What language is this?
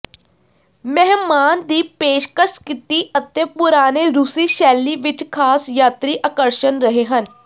Punjabi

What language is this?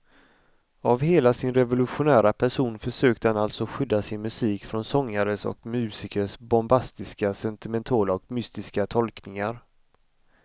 Swedish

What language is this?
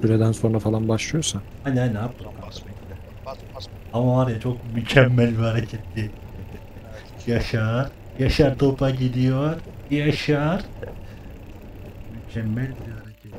Turkish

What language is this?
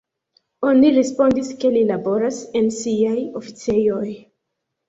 Esperanto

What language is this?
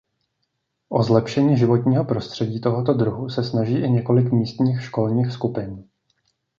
Czech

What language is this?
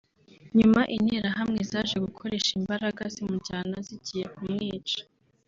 Kinyarwanda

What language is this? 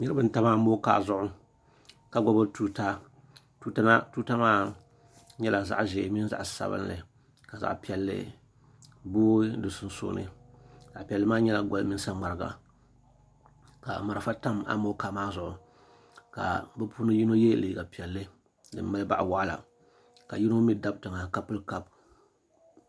Dagbani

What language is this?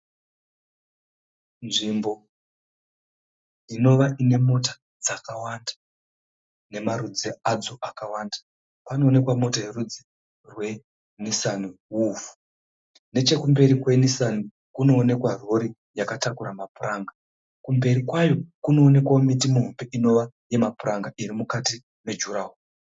Shona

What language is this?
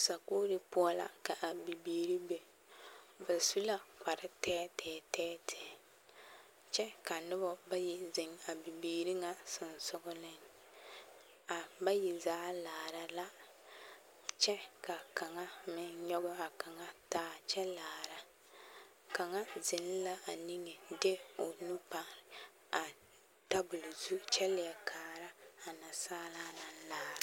Southern Dagaare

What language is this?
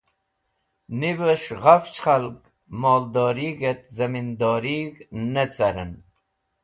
Wakhi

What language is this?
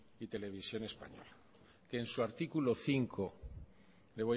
Spanish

